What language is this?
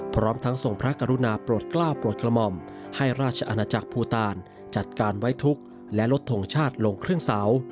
Thai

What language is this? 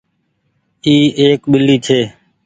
Goaria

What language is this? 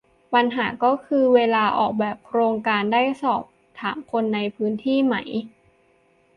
Thai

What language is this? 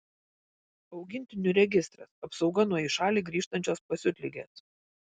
Lithuanian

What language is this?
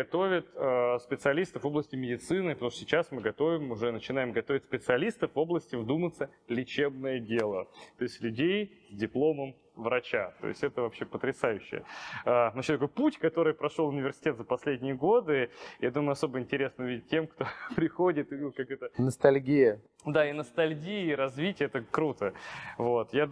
Russian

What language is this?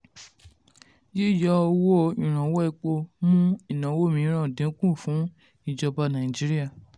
Yoruba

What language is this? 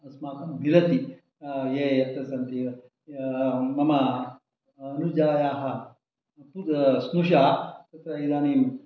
Sanskrit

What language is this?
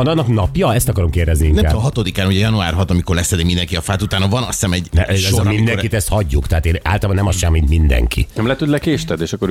Hungarian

